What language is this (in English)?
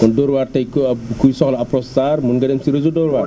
Wolof